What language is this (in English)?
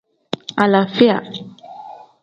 Tem